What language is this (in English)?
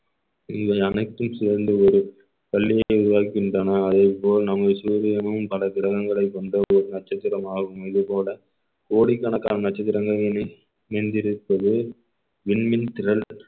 Tamil